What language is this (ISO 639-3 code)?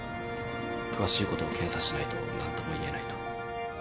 jpn